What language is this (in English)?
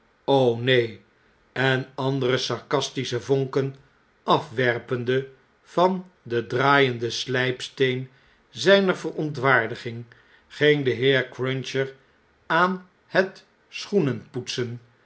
Dutch